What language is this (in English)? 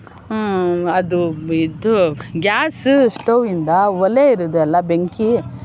Kannada